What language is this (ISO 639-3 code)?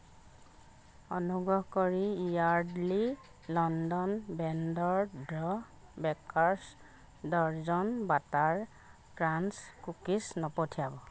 asm